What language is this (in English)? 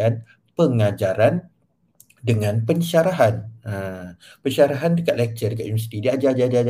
Malay